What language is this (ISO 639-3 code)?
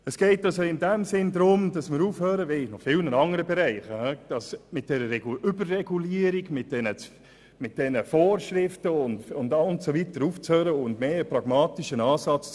gsw